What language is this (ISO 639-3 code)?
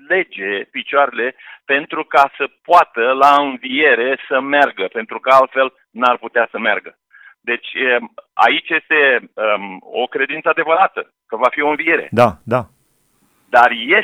ron